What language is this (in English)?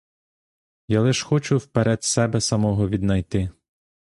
Ukrainian